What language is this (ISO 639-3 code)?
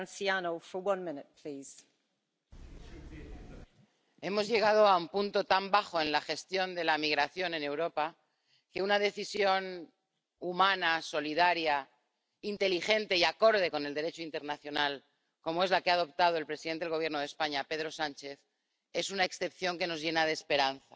spa